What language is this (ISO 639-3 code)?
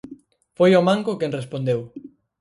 glg